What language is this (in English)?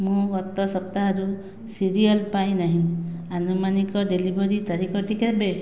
Odia